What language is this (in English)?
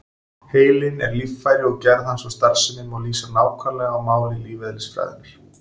Icelandic